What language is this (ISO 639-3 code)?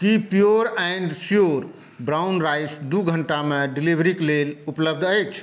mai